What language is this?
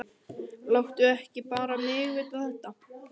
Icelandic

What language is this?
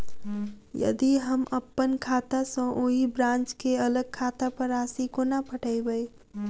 Maithili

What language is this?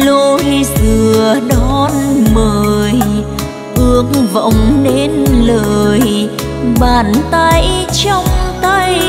Vietnamese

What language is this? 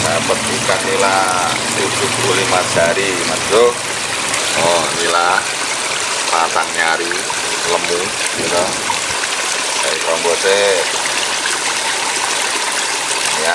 Indonesian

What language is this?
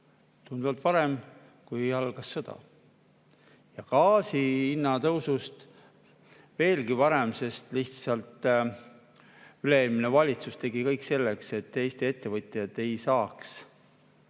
Estonian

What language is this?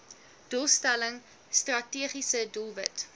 Afrikaans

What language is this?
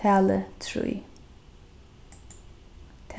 Faroese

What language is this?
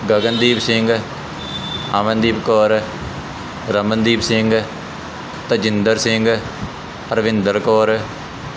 Punjabi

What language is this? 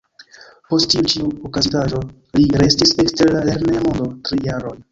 Esperanto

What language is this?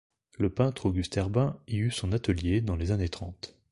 French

